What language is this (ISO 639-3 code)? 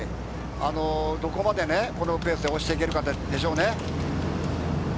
jpn